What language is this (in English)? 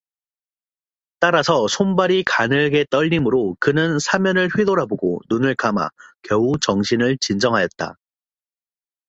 Korean